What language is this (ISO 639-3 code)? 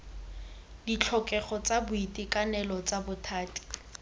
tsn